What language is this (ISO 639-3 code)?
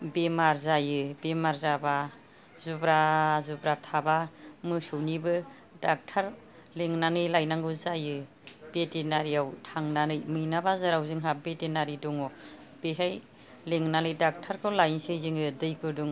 brx